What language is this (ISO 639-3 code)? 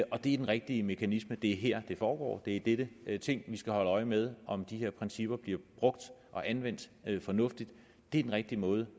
dan